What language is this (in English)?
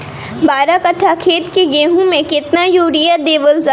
Bhojpuri